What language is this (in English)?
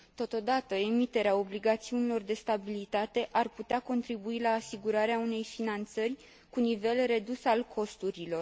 Romanian